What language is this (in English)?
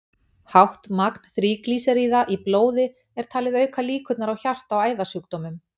Icelandic